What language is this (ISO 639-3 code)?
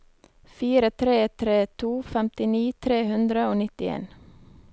nor